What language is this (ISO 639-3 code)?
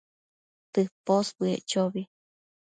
mcf